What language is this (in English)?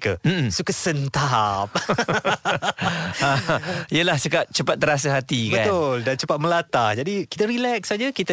Malay